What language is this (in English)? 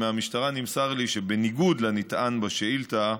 Hebrew